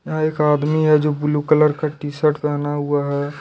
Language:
Hindi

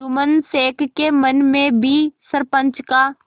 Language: Hindi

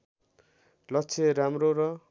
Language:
Nepali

